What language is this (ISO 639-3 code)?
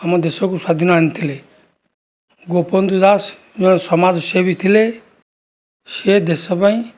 ori